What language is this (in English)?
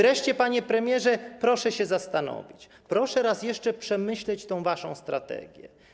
Polish